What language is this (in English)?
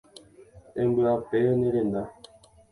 Guarani